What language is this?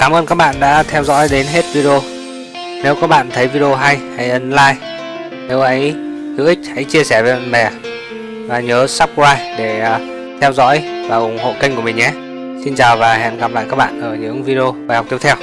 Vietnamese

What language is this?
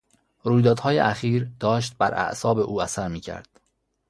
Persian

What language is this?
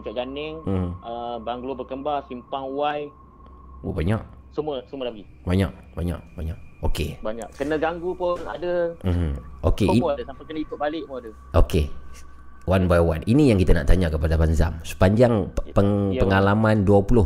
Malay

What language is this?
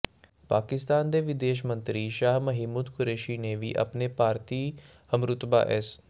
Punjabi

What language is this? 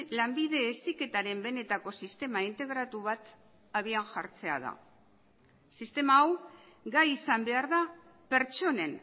Basque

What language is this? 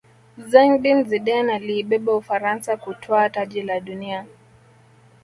Swahili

